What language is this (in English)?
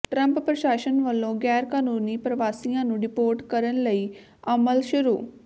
Punjabi